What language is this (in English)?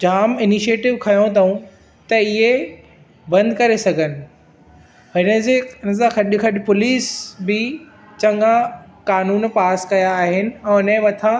Sindhi